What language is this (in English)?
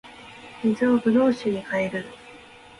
Japanese